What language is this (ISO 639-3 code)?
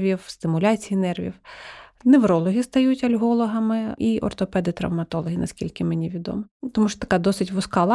ukr